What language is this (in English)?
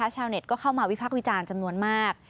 Thai